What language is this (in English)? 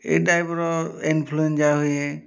Odia